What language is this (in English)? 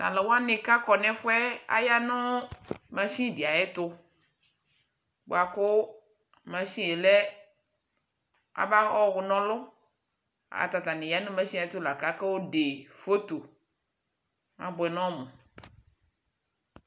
Ikposo